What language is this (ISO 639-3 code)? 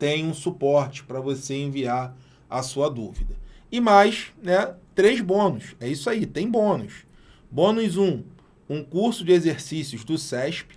por